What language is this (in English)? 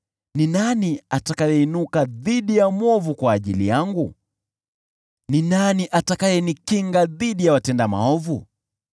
Swahili